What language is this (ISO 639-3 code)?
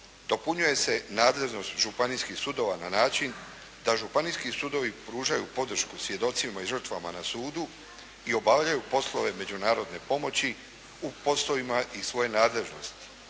hrv